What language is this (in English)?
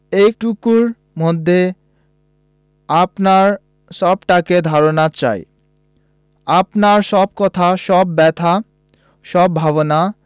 Bangla